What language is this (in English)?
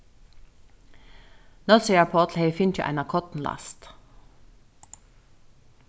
Faroese